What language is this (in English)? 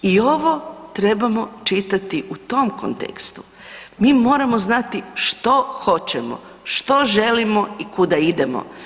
Croatian